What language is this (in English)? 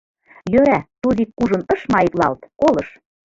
Mari